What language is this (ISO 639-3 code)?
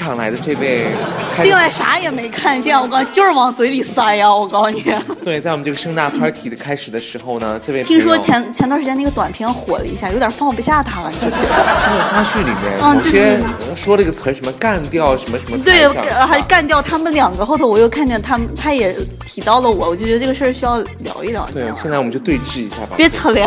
zho